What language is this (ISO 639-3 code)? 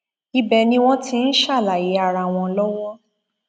yor